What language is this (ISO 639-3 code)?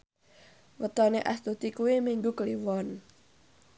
jav